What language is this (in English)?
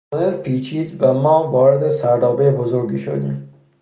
Persian